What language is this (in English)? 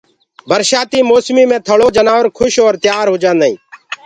Gurgula